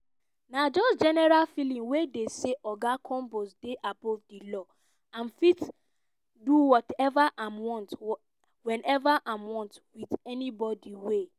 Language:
Nigerian Pidgin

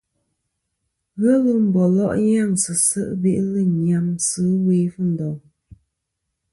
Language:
Kom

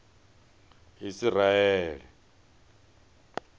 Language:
Venda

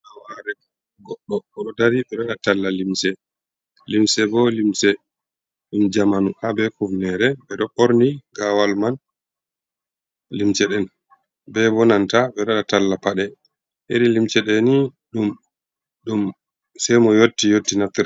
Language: Fula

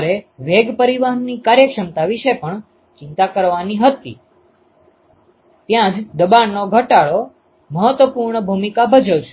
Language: Gujarati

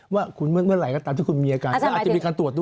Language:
Thai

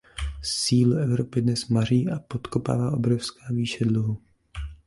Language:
Czech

